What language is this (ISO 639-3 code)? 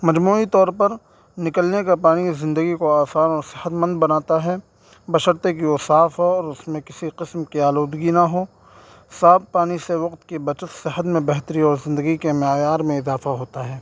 urd